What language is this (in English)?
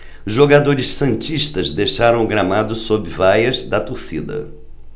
Portuguese